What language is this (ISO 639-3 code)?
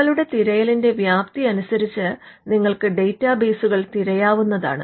mal